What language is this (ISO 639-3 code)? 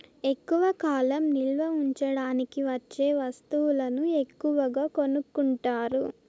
tel